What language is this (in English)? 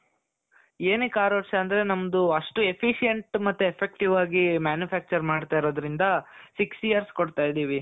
Kannada